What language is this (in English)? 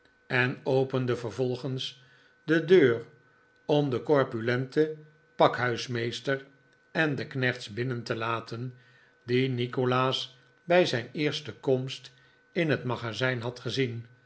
Dutch